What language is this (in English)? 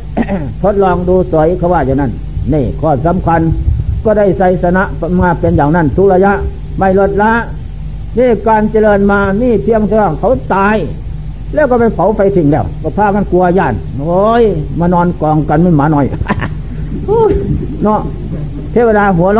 Thai